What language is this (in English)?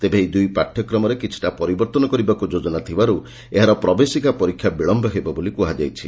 Odia